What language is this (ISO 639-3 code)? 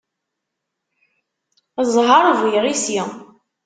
kab